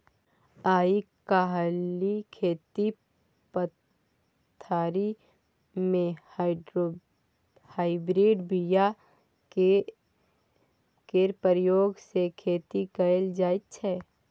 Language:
Maithili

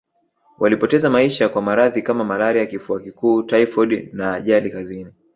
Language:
Swahili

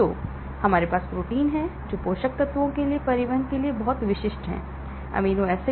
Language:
Hindi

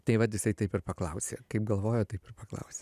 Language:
Lithuanian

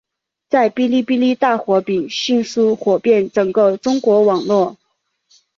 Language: Chinese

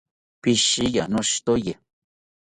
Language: South Ucayali Ashéninka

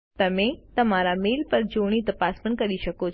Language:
Gujarati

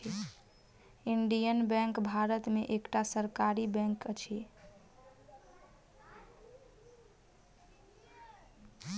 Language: Maithili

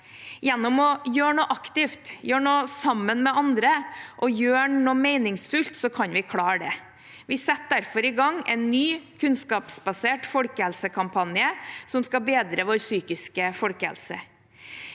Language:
Norwegian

